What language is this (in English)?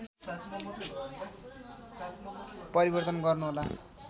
Nepali